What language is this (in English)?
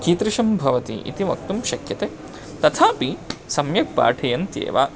Sanskrit